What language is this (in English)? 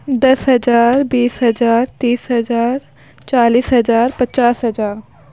Urdu